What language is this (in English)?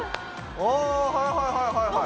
Japanese